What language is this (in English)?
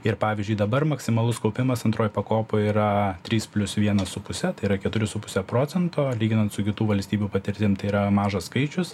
Lithuanian